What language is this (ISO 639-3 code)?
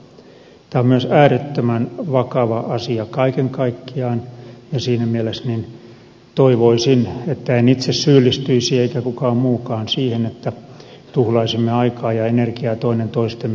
fin